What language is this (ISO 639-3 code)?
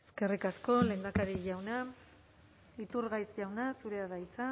eus